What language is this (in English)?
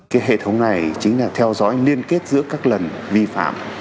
Vietnamese